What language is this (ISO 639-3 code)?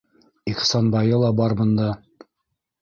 bak